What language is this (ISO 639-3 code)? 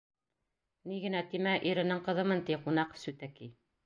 bak